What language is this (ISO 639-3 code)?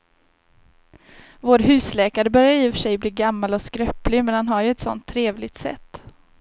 swe